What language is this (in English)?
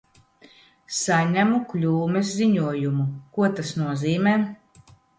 Latvian